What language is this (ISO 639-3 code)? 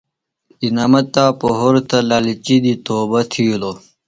phl